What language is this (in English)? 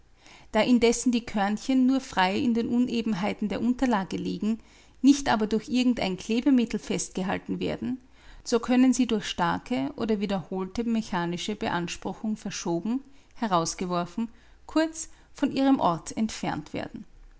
German